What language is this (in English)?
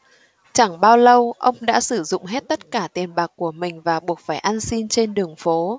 Vietnamese